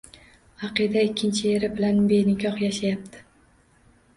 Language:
Uzbek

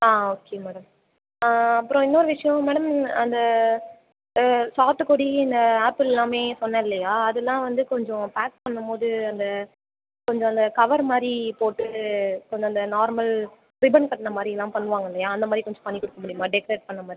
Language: Tamil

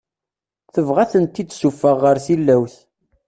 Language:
Kabyle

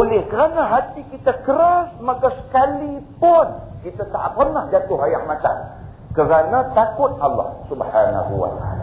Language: Malay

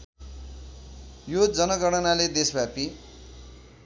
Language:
Nepali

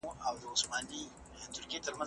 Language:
Pashto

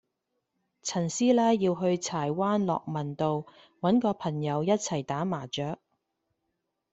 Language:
Cantonese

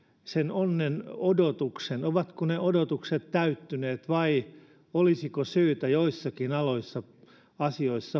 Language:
Finnish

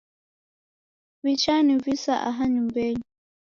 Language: Taita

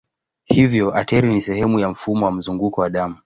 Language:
Swahili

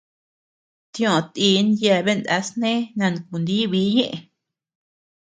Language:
Tepeuxila Cuicatec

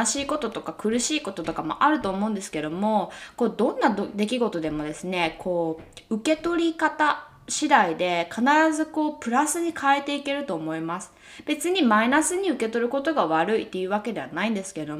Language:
Japanese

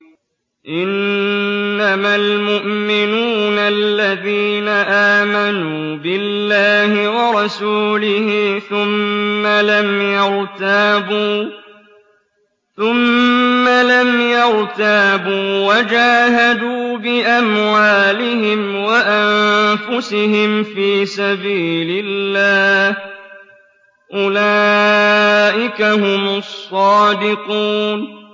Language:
Arabic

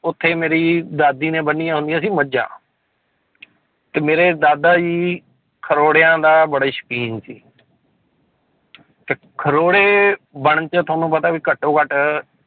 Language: Punjabi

